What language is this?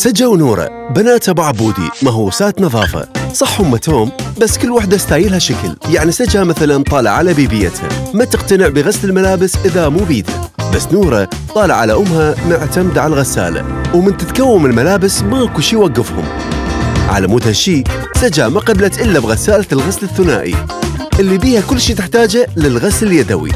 Arabic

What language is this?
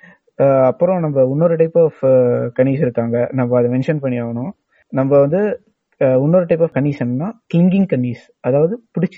Tamil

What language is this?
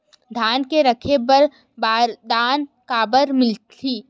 Chhattisgarhi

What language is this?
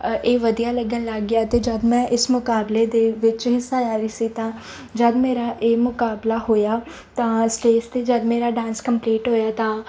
Punjabi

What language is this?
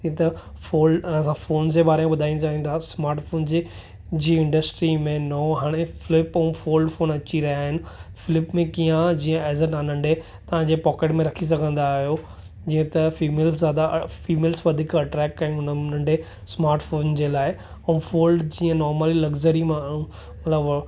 Sindhi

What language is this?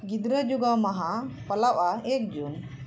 Santali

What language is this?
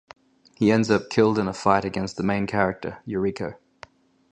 English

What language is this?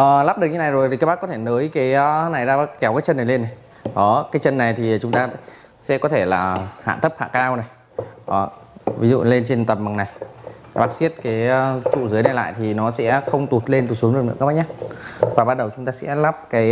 Vietnamese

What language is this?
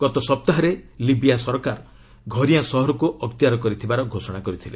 Odia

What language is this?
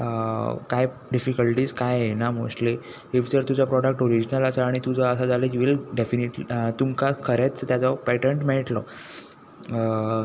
Konkani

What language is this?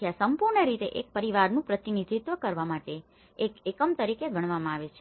Gujarati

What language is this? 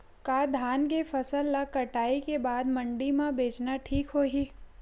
Chhattisgarhi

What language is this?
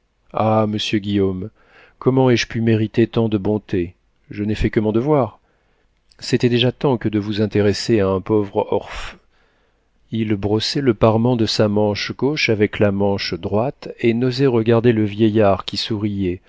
French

